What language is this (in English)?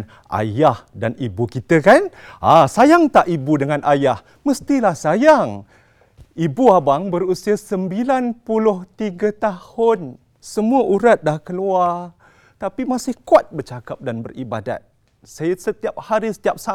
Malay